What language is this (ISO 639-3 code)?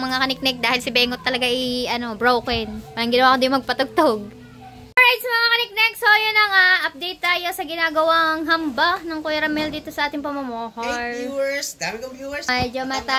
fil